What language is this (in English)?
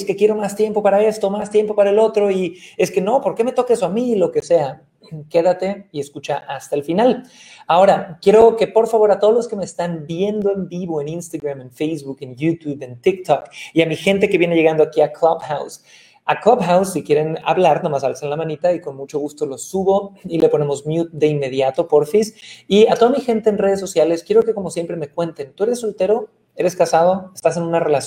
Spanish